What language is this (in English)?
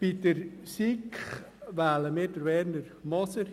Swiss German